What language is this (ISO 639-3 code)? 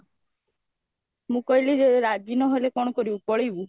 ori